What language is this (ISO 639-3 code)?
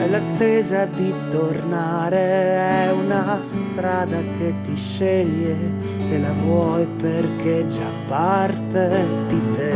ita